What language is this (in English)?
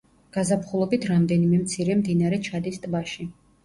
Georgian